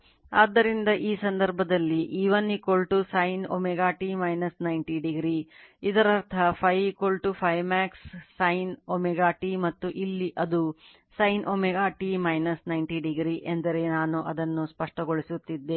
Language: Kannada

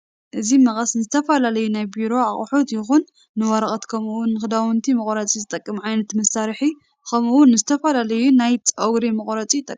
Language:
Tigrinya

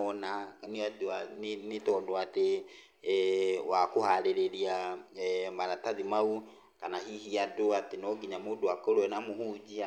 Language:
Kikuyu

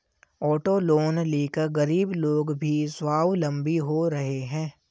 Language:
Hindi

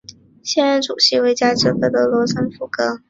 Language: Chinese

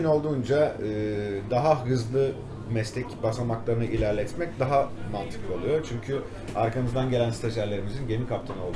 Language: Turkish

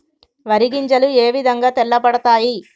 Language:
Telugu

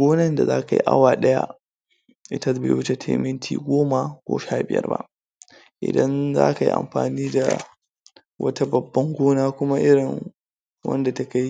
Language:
Hausa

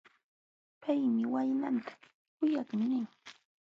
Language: Jauja Wanca Quechua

